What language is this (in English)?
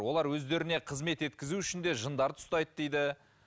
Kazakh